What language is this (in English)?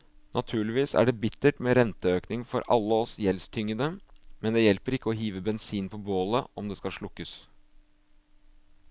Norwegian